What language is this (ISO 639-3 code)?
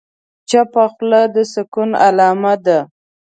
pus